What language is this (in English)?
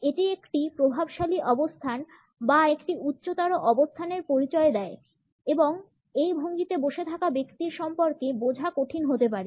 Bangla